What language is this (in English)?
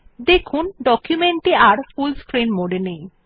Bangla